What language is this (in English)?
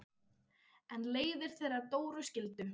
Icelandic